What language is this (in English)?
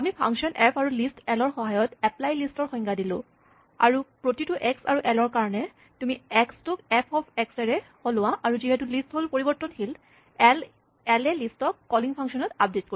Assamese